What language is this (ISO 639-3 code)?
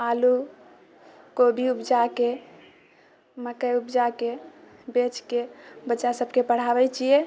mai